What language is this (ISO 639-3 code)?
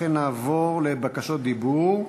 heb